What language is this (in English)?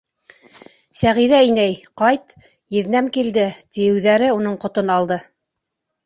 Bashkir